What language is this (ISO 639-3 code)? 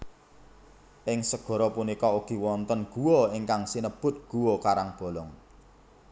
jav